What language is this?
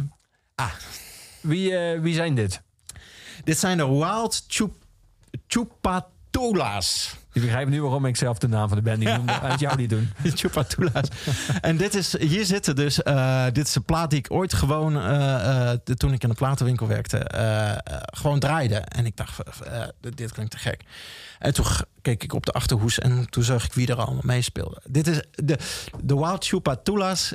Dutch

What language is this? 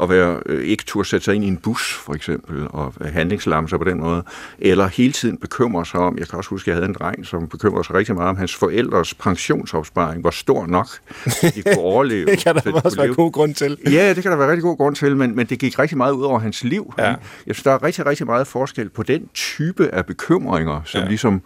Danish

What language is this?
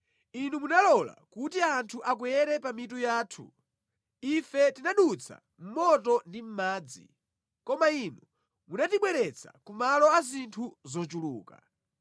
Nyanja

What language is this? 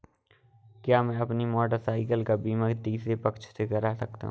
Hindi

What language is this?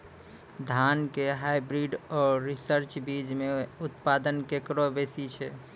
Maithili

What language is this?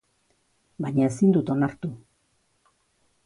Basque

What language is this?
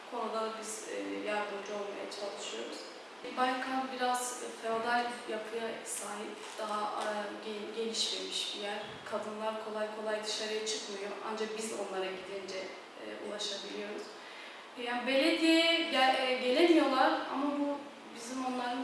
Turkish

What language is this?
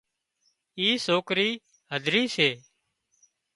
Wadiyara Koli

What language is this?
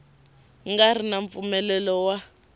Tsonga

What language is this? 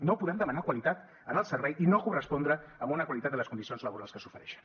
Catalan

